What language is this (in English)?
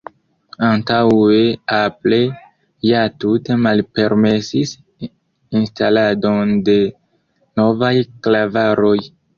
Esperanto